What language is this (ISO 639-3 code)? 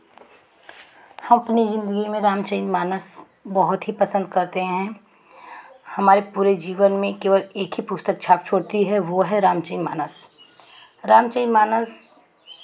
hin